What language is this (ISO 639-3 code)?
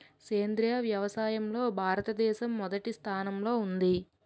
tel